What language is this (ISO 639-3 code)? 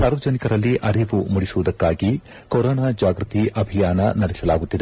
kan